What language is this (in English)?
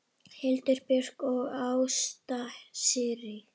Icelandic